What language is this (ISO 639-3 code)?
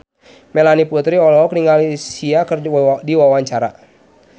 sun